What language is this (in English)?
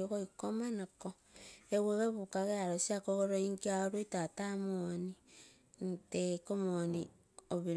Terei